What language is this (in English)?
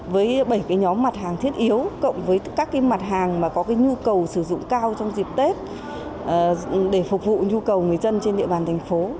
Vietnamese